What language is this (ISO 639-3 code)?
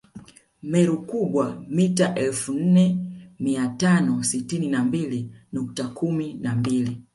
swa